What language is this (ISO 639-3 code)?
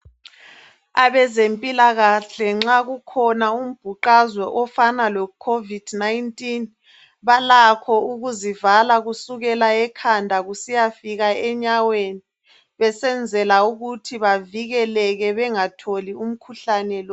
nde